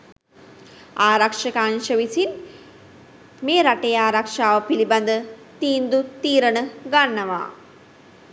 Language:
Sinhala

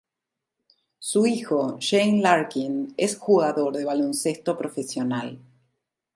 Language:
Spanish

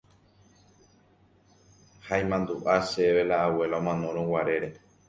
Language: Guarani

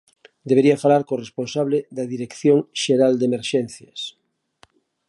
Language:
Galician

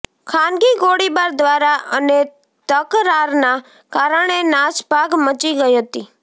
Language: Gujarati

